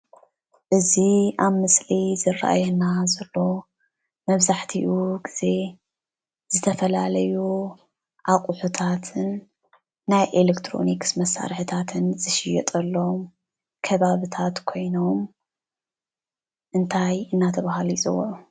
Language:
Tigrinya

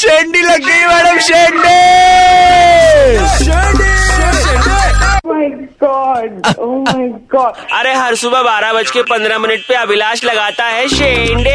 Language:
Hindi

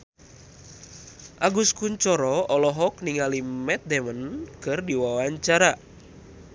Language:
Sundanese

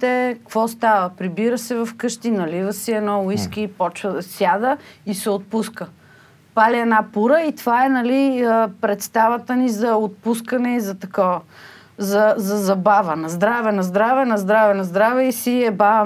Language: Bulgarian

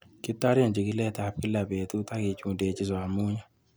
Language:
Kalenjin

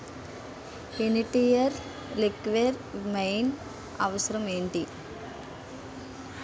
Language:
Telugu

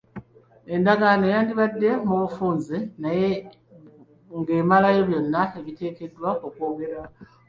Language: Ganda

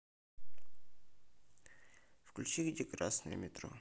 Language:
Russian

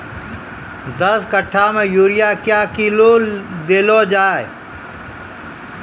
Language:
Maithili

